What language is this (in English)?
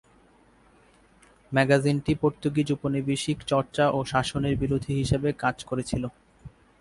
Bangla